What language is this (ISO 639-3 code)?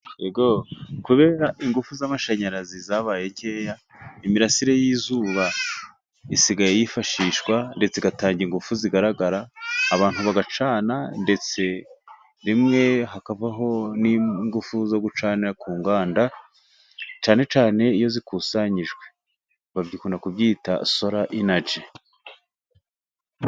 kin